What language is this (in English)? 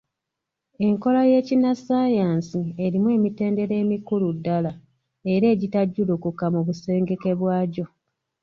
Ganda